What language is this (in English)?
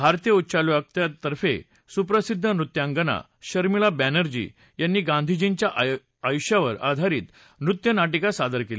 Marathi